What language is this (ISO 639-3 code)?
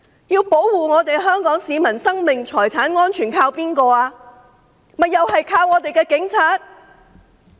yue